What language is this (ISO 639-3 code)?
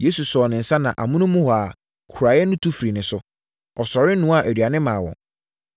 aka